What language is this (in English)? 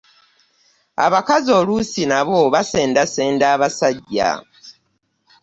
Ganda